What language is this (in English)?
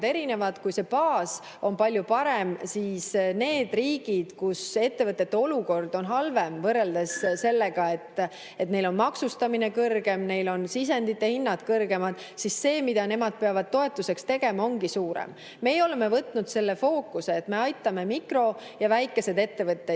Estonian